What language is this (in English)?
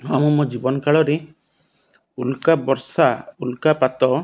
Odia